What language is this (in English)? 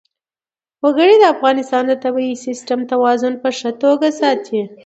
Pashto